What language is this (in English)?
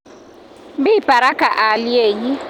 Kalenjin